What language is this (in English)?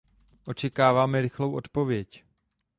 Czech